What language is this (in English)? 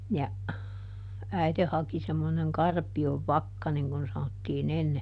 Finnish